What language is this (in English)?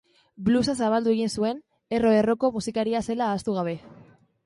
Basque